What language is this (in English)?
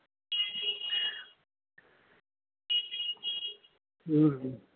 Punjabi